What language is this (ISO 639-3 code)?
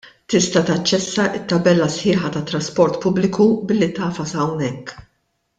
mlt